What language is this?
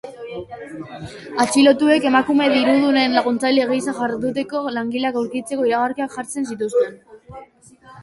Basque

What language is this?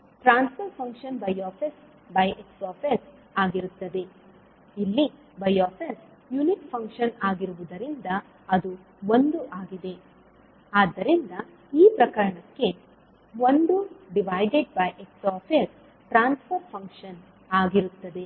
Kannada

